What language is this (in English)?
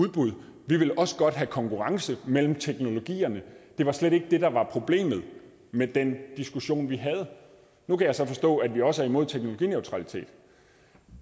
Danish